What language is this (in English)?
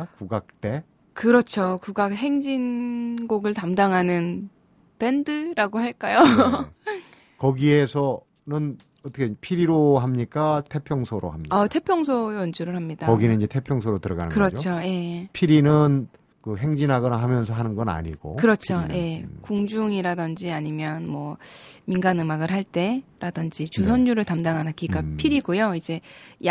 Korean